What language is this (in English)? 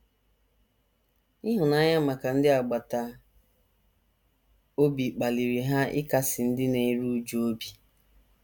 Igbo